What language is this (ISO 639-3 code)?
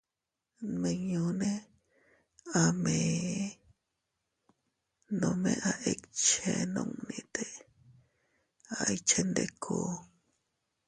cut